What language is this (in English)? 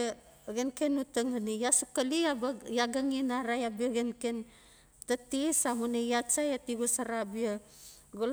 Notsi